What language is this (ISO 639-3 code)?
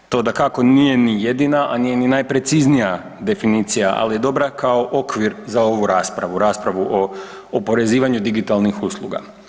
hrv